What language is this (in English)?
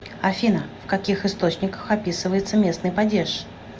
Russian